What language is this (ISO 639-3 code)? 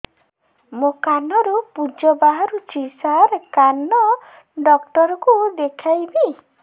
ori